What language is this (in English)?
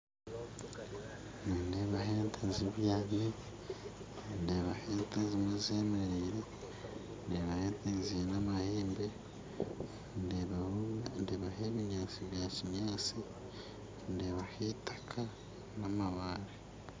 Nyankole